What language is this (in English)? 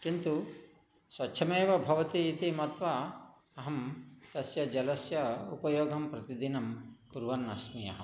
Sanskrit